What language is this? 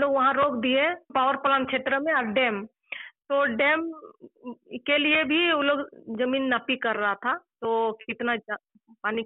Telugu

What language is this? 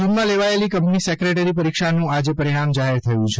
Gujarati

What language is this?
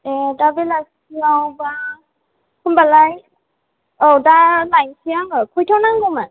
Bodo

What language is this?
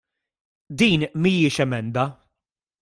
Maltese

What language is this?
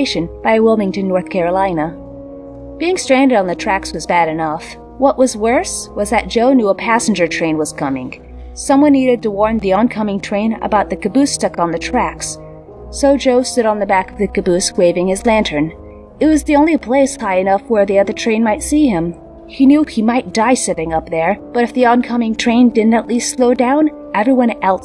English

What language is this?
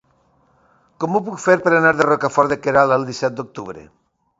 Catalan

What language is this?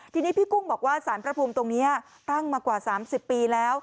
Thai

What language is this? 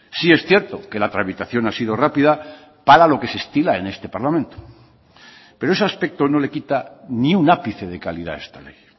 Spanish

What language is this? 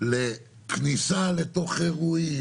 Hebrew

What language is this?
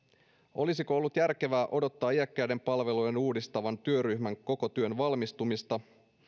Finnish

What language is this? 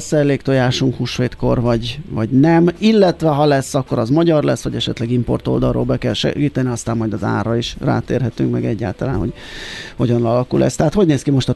Hungarian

